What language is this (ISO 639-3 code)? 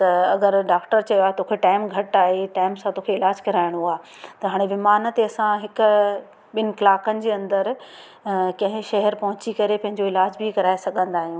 snd